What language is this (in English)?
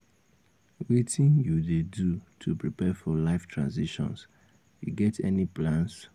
Nigerian Pidgin